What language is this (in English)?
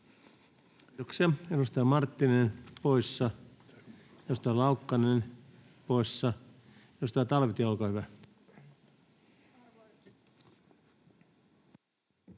Finnish